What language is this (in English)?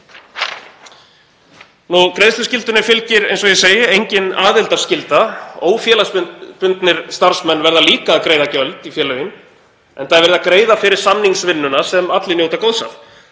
Icelandic